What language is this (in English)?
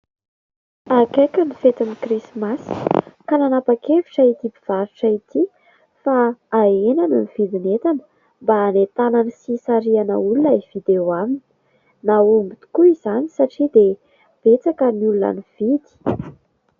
Malagasy